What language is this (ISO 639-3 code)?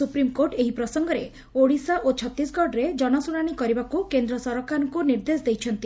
ori